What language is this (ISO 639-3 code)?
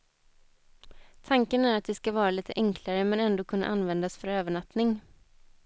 swe